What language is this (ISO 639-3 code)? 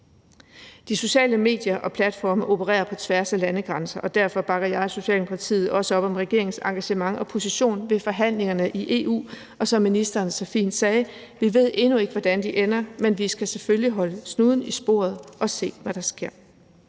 dan